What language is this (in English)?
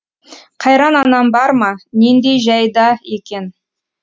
Kazakh